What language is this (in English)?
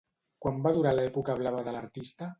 Catalan